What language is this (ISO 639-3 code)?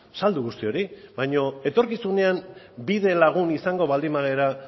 eus